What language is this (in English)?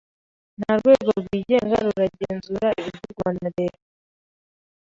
Kinyarwanda